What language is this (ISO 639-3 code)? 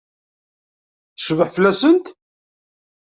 kab